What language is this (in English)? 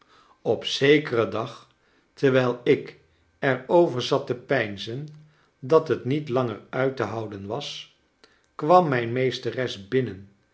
Dutch